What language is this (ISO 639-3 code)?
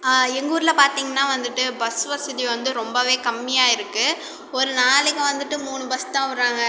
tam